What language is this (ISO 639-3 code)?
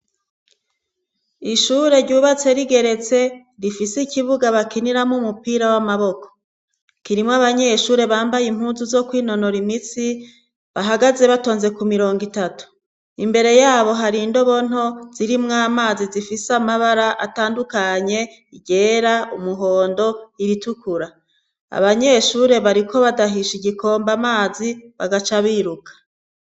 run